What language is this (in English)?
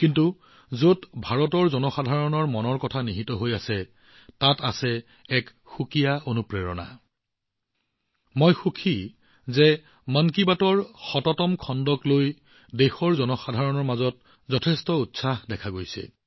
Assamese